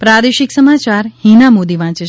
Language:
Gujarati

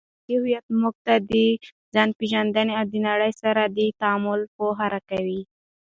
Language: Pashto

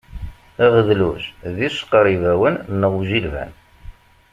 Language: Kabyle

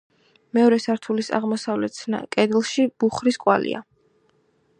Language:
Georgian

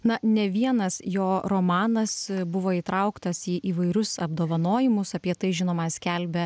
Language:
Lithuanian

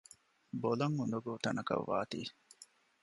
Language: Divehi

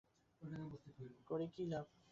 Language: Bangla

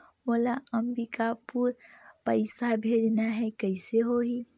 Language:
Chhattisgarhi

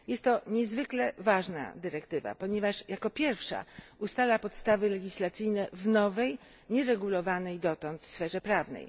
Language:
Polish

